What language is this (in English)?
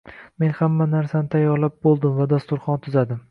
Uzbek